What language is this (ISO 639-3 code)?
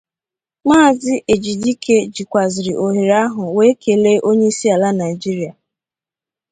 ibo